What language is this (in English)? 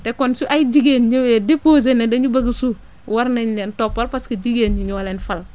Wolof